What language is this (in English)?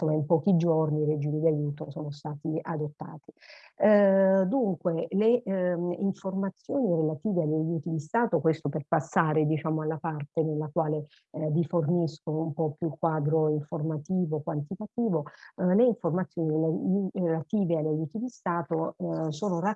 Italian